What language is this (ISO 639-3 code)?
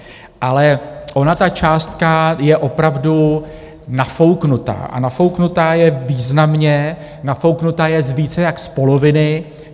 ces